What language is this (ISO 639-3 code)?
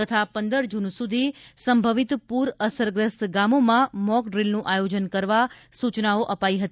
guj